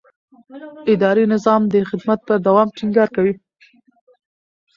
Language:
Pashto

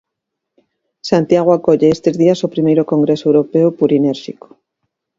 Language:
Galician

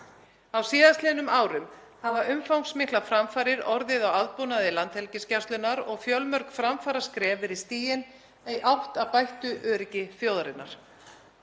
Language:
Icelandic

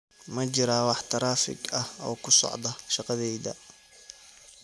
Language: Somali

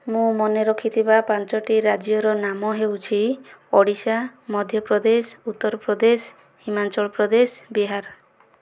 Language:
Odia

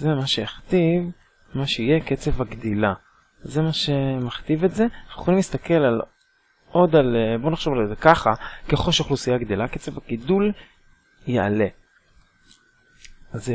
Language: Hebrew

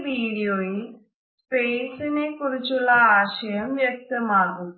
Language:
Malayalam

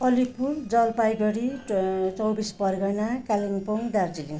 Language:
Nepali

